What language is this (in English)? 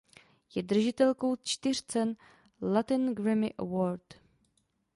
Czech